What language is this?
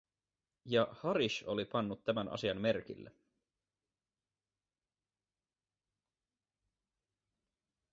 Finnish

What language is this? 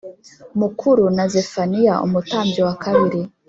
Kinyarwanda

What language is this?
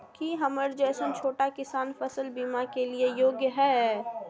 Maithili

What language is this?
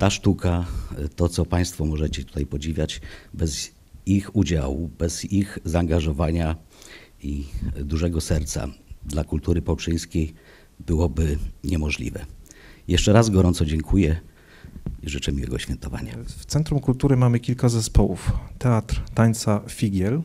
Polish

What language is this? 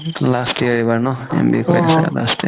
Assamese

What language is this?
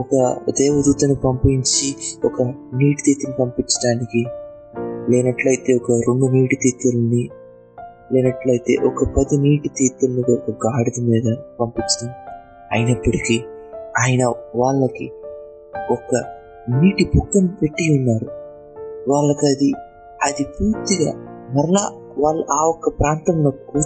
Telugu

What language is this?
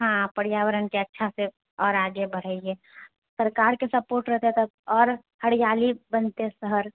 Maithili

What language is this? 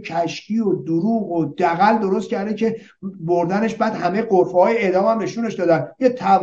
Persian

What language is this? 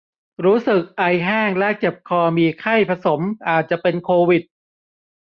Thai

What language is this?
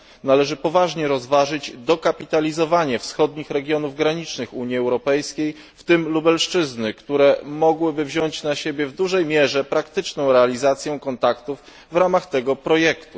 Polish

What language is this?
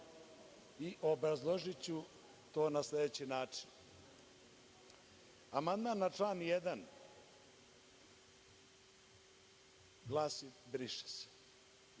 Serbian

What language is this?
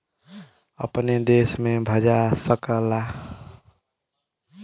Bhojpuri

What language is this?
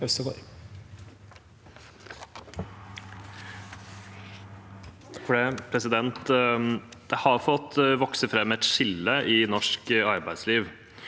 Norwegian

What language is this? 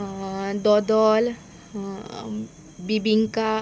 Konkani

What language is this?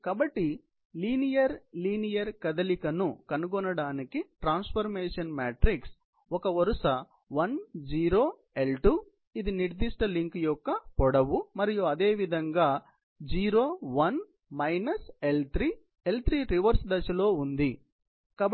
Telugu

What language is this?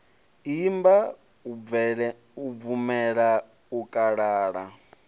Venda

